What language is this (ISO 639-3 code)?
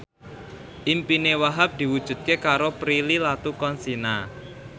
jav